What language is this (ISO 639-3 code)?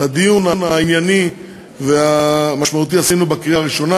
heb